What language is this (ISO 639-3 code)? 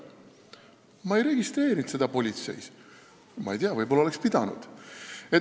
est